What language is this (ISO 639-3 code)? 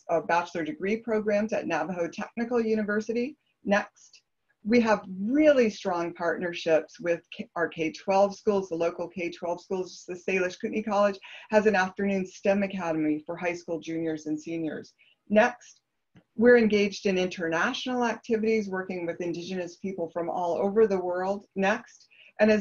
eng